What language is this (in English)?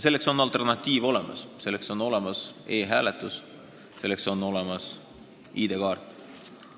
Estonian